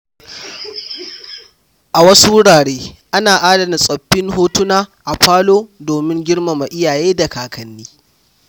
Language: Hausa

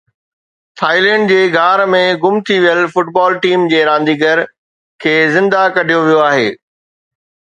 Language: Sindhi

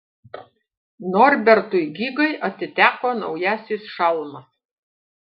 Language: Lithuanian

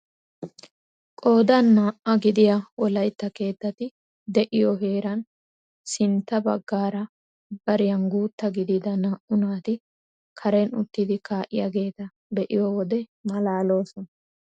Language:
Wolaytta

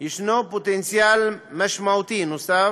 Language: Hebrew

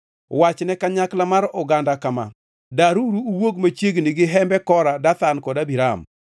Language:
Luo (Kenya and Tanzania)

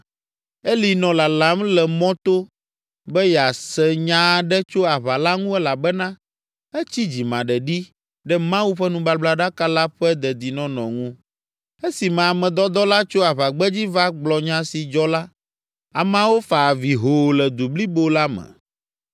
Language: Ewe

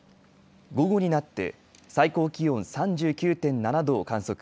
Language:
Japanese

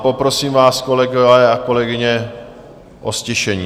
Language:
Czech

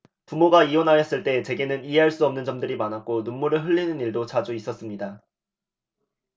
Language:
Korean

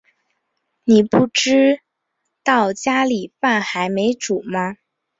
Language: Chinese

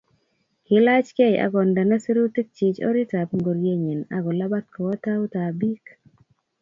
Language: Kalenjin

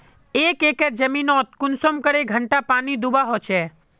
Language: Magahi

